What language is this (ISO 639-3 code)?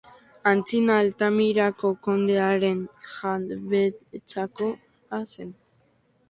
eus